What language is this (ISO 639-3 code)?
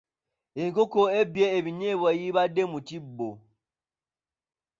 lug